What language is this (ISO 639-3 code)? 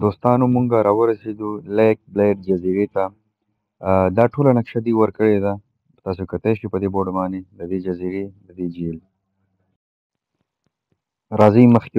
ara